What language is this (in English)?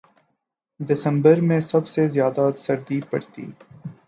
Urdu